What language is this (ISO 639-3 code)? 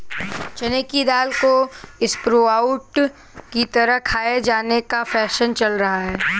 hin